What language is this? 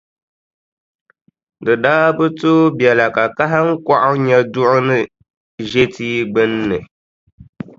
Dagbani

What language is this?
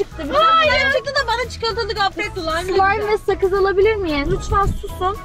Turkish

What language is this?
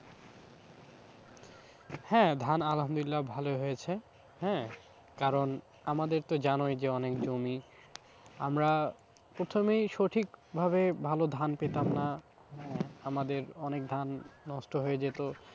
Bangla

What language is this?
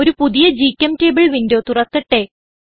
Malayalam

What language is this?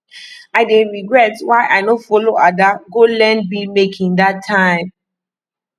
Nigerian Pidgin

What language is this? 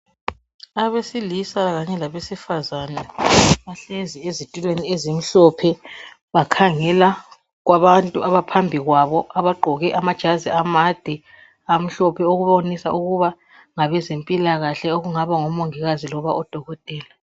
North Ndebele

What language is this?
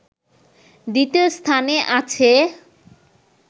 Bangla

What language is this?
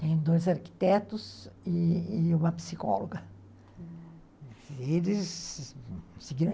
Portuguese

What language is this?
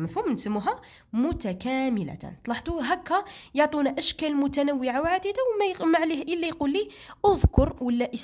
Arabic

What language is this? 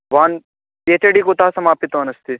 Sanskrit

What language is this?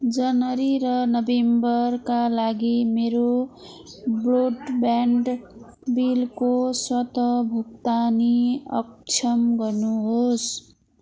Nepali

